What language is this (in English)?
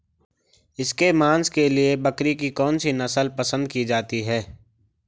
Hindi